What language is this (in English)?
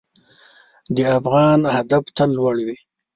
Pashto